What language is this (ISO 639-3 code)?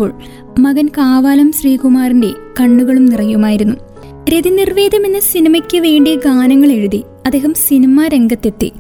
mal